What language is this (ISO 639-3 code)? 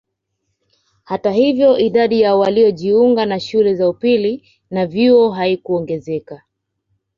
swa